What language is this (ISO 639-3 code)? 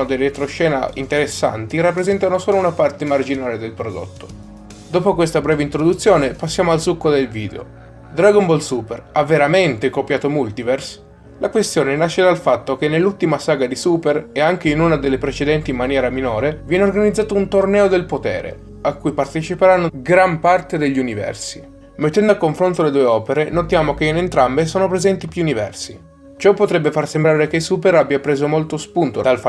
ita